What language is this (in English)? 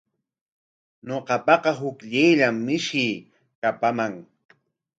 Corongo Ancash Quechua